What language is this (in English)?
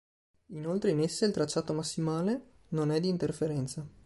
Italian